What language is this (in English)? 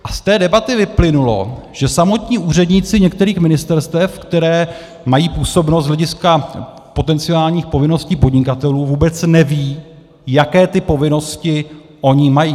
Czech